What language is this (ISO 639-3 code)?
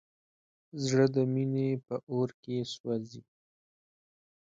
pus